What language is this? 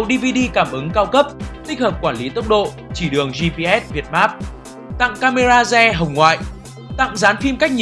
Vietnamese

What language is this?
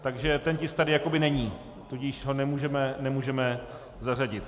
Czech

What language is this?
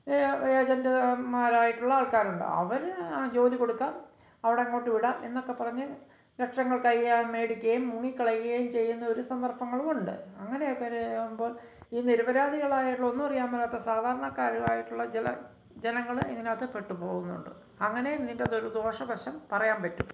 Malayalam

